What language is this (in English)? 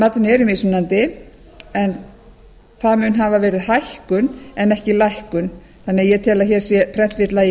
Icelandic